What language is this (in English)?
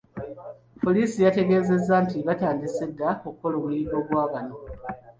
Ganda